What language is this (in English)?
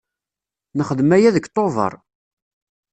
Kabyle